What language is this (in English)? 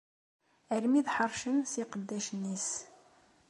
Kabyle